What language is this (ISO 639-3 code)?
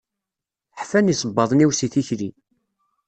kab